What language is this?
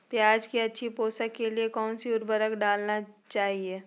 Magahi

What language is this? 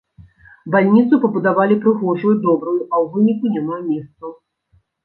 Belarusian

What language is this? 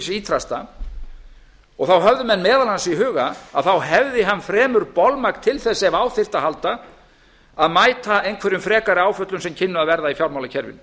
Icelandic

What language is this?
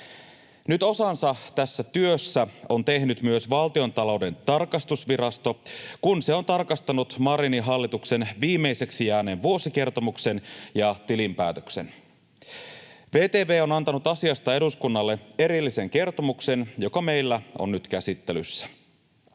Finnish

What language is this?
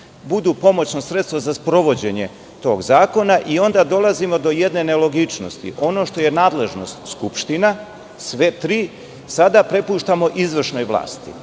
Serbian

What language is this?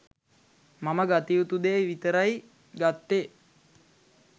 Sinhala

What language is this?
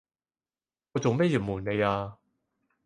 Cantonese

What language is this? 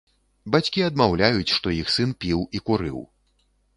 Belarusian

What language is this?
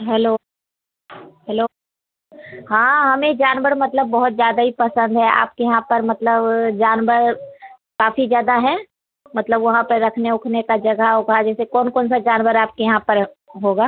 Hindi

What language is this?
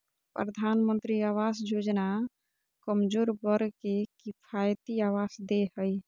Magahi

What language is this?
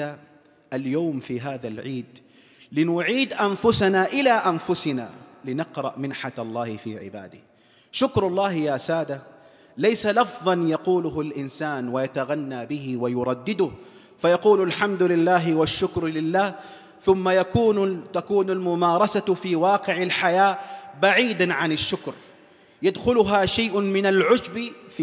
Arabic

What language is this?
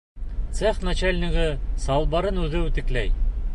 Bashkir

